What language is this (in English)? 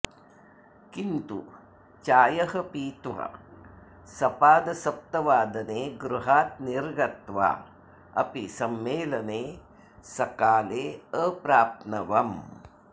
Sanskrit